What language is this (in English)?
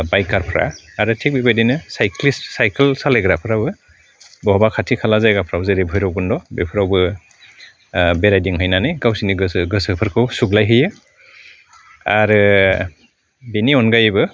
Bodo